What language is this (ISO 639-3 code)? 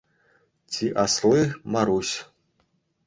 chv